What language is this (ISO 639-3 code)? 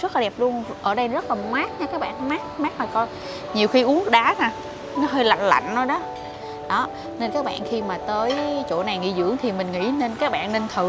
vie